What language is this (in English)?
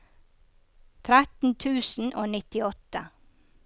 Norwegian